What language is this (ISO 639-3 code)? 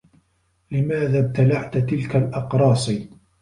ara